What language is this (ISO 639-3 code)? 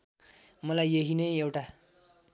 nep